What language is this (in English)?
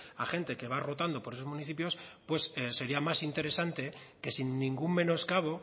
Spanish